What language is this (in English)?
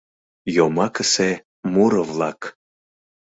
Mari